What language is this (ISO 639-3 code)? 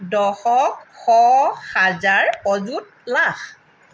asm